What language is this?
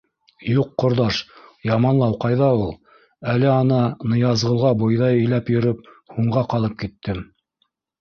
Bashkir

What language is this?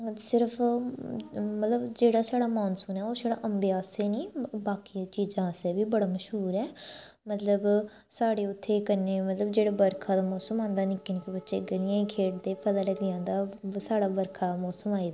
Dogri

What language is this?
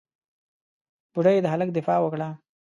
Pashto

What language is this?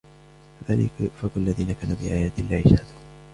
Arabic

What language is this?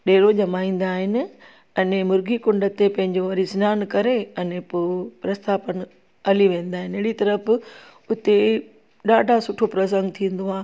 Sindhi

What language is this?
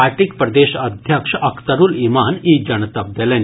Maithili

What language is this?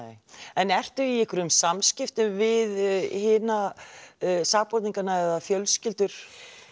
Icelandic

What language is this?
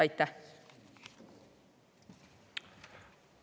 Estonian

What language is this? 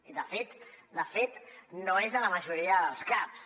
Catalan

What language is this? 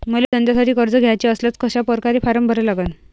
Marathi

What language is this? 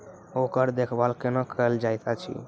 Maithili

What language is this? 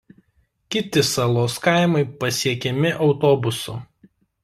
Lithuanian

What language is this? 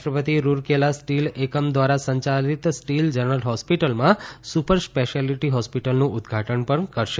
Gujarati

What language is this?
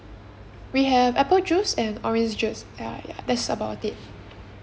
English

